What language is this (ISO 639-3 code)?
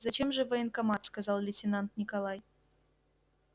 rus